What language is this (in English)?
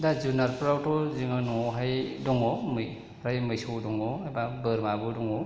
Bodo